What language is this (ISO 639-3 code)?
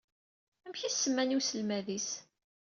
kab